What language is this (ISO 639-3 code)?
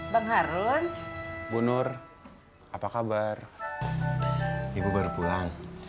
ind